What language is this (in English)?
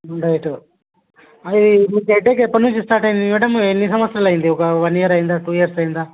Telugu